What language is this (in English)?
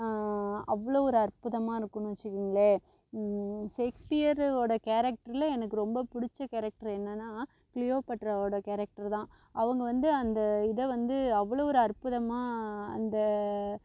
Tamil